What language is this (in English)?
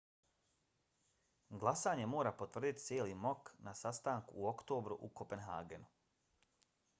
Bosnian